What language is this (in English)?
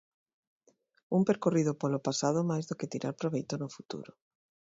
Galician